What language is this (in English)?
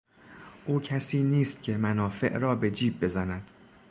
Persian